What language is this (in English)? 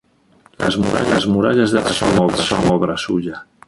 Spanish